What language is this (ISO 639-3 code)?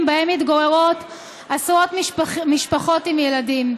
heb